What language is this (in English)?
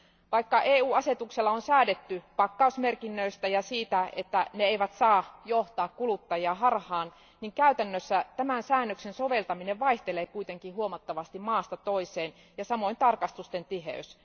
Finnish